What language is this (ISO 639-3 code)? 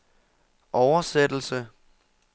dan